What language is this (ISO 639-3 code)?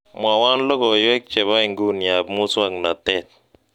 kln